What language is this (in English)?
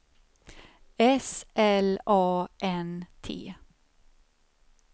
Swedish